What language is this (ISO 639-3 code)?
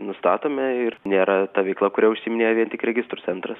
lit